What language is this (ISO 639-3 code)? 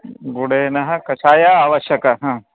san